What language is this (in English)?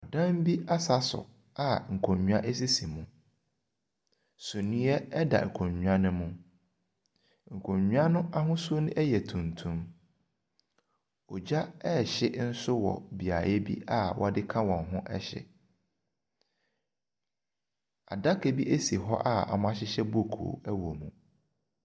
Akan